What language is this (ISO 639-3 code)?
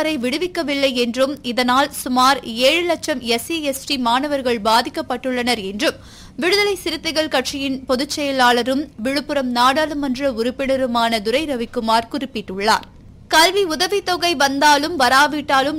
tam